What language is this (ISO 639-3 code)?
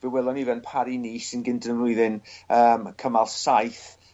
cym